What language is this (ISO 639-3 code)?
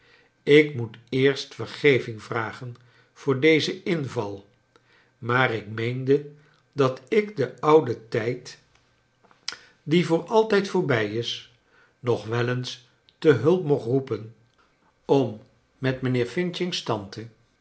nld